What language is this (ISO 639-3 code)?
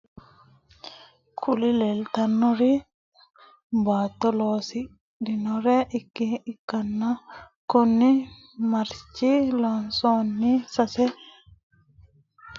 sid